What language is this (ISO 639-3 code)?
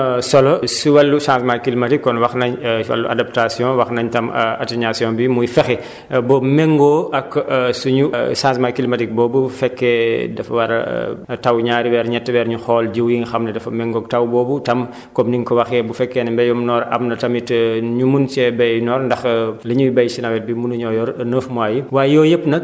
wol